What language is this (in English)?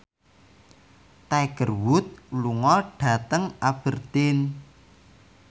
Javanese